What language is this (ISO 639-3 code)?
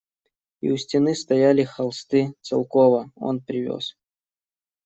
rus